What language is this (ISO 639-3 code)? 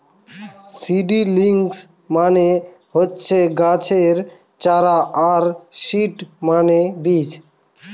ben